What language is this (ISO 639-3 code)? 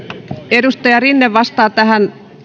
fin